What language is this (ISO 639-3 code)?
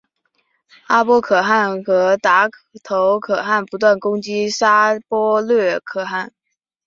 zho